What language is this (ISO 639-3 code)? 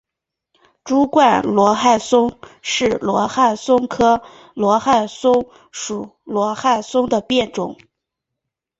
zho